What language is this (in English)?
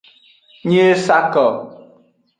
Aja (Benin)